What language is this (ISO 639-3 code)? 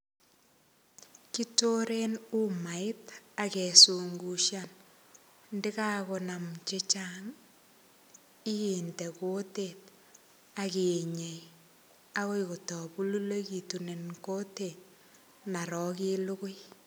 kln